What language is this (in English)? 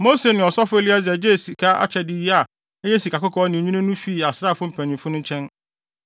Akan